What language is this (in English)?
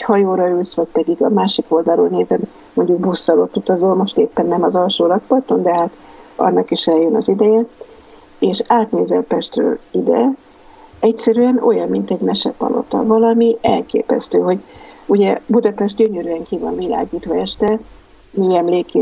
Hungarian